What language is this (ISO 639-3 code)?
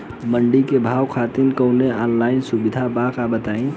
bho